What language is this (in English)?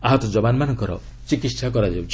Odia